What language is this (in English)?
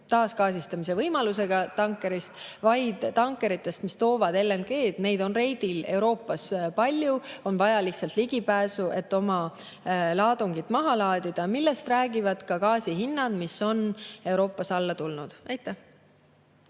Estonian